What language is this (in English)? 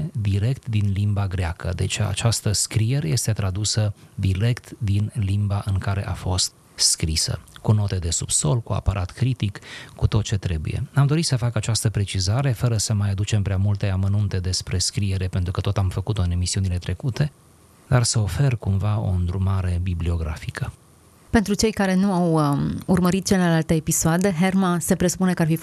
Romanian